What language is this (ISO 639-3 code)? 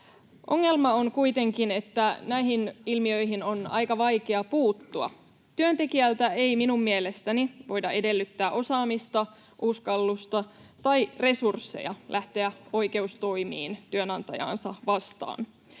fin